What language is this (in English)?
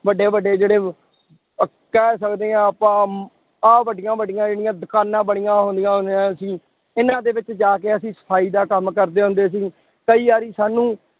Punjabi